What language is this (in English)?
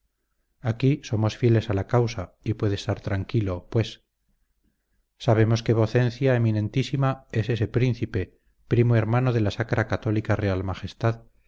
Spanish